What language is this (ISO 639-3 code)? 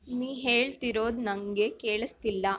kan